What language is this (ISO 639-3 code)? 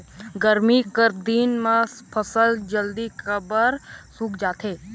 hne